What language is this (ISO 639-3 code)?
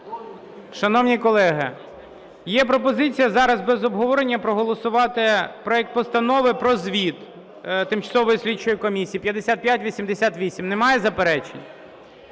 ukr